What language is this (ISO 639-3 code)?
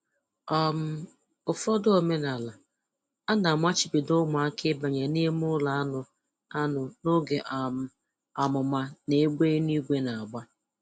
ibo